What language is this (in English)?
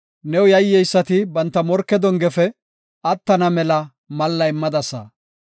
Gofa